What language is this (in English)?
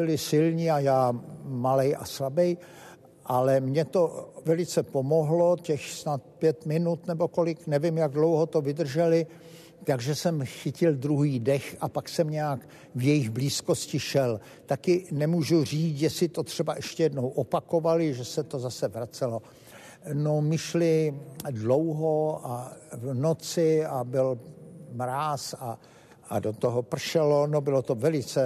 Czech